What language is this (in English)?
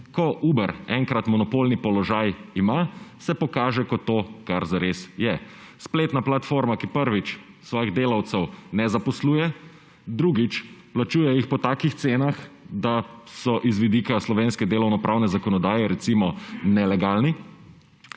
Slovenian